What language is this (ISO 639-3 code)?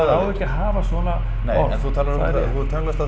isl